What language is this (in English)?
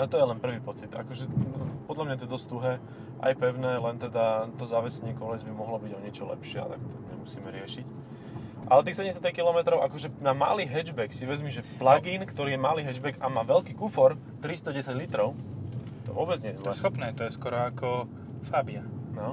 Slovak